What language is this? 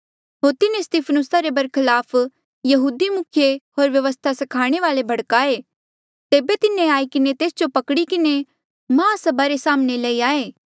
Mandeali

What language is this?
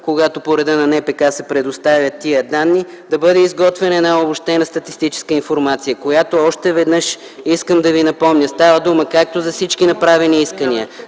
Bulgarian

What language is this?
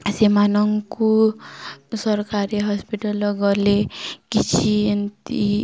Odia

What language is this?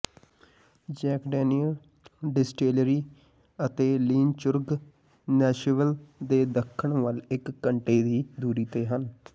Punjabi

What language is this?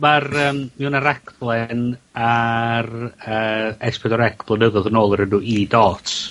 Welsh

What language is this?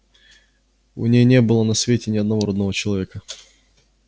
Russian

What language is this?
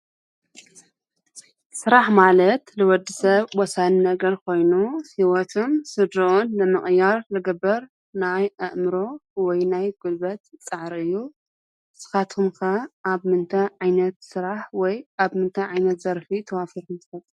Tigrinya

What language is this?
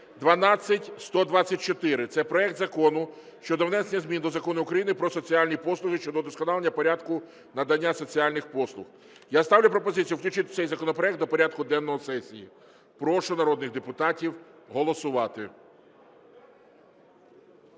Ukrainian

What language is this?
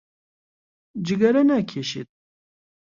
Central Kurdish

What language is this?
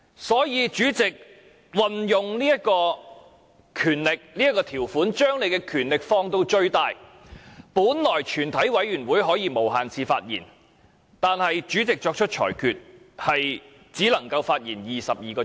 Cantonese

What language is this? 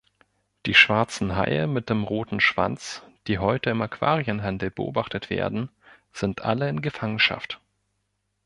German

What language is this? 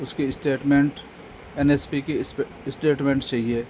Urdu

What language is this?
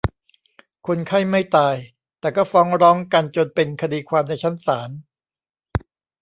Thai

